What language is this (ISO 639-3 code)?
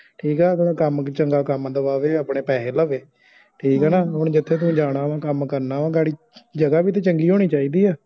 pan